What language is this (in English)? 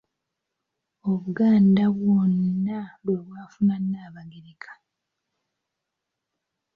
Ganda